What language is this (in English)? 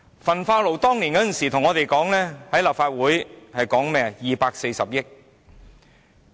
Cantonese